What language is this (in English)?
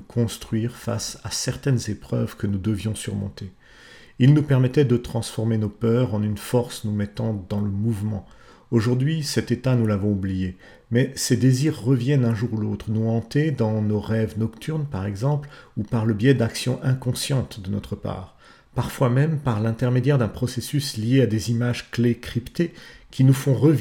French